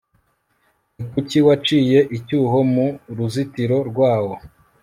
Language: Kinyarwanda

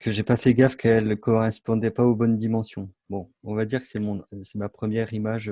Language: French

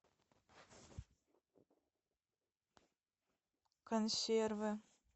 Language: Russian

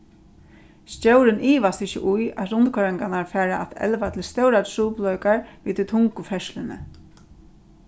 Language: Faroese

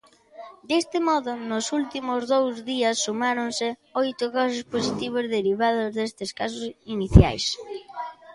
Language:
Galician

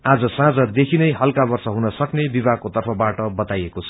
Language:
Nepali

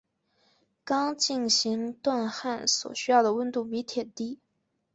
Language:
Chinese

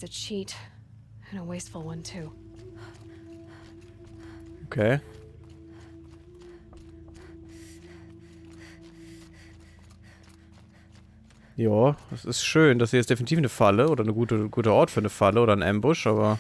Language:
German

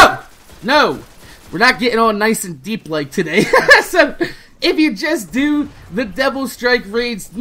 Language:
English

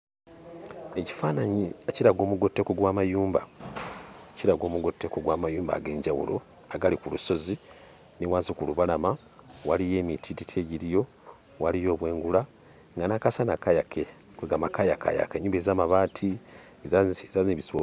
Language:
Ganda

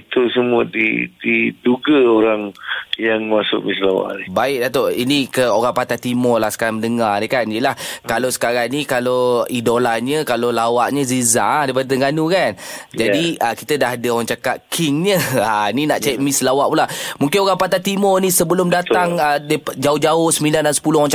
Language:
Malay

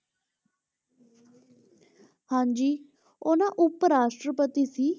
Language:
Punjabi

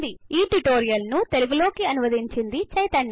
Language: Telugu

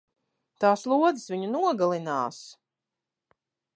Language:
Latvian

